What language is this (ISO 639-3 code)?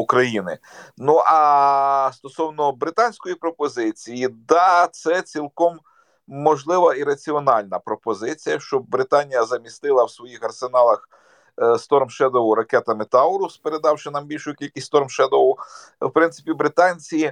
ukr